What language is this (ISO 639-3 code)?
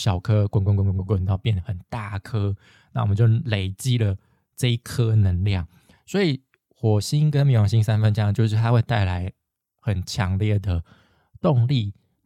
zho